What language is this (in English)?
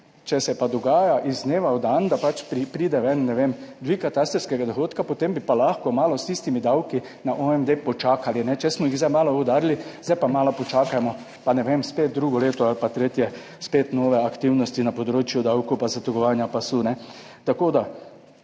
Slovenian